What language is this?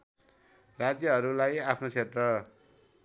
Nepali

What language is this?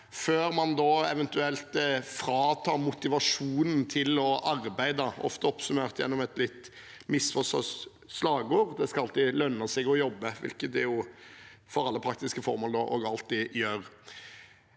Norwegian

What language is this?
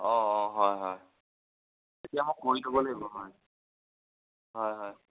Assamese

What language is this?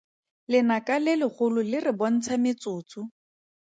Tswana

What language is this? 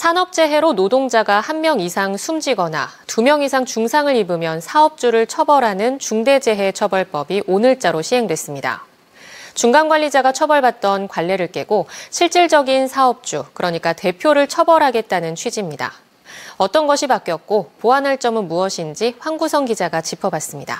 Korean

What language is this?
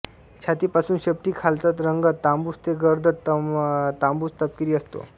Marathi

